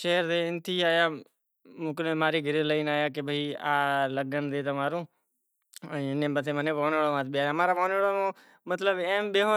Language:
Kachi Koli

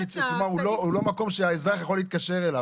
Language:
Hebrew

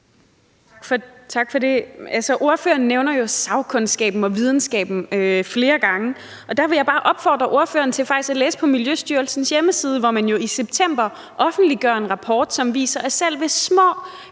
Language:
Danish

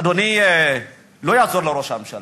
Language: Hebrew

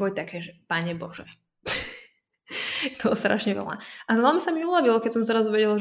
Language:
Slovak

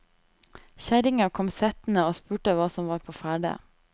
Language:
Norwegian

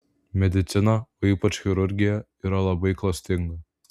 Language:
Lithuanian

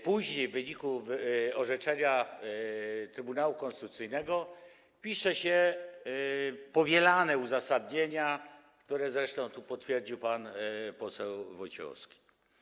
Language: Polish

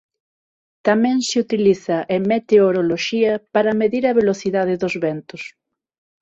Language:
Galician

